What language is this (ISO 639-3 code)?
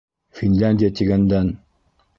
bak